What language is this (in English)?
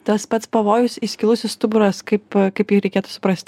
Lithuanian